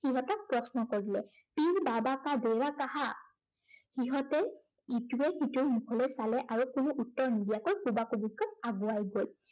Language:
Assamese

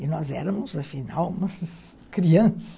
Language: Portuguese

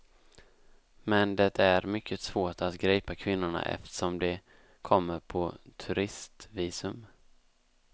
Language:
Swedish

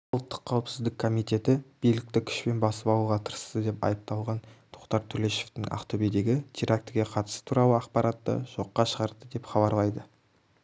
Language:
Kazakh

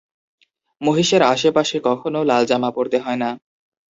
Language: Bangla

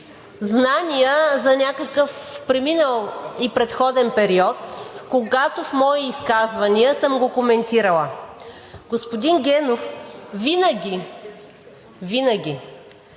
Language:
Bulgarian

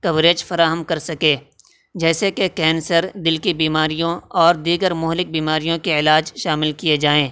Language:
Urdu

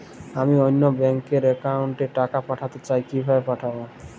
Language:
Bangla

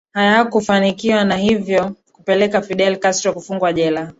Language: Swahili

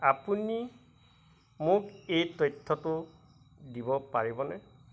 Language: Assamese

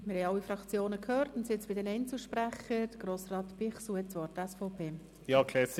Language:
Swiss German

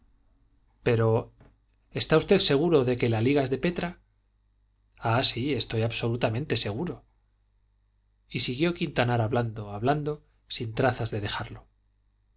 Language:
Spanish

